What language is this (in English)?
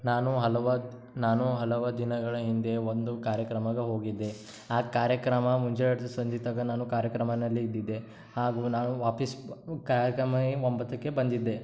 Kannada